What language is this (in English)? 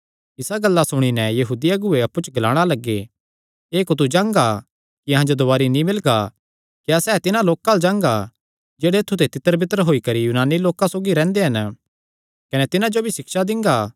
Kangri